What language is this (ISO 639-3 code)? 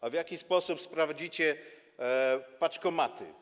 pol